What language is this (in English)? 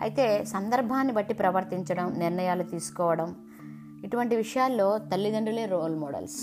Telugu